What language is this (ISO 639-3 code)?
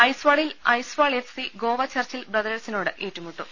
mal